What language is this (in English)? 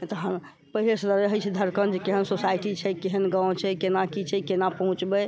Maithili